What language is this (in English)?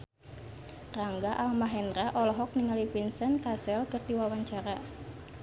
Sundanese